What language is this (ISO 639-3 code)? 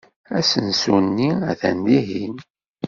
kab